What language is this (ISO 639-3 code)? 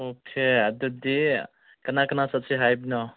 mni